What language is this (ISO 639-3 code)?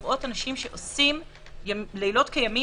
heb